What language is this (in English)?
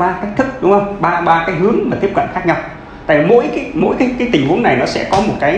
Vietnamese